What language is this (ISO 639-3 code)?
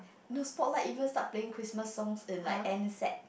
eng